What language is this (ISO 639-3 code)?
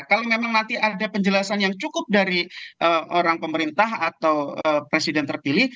ind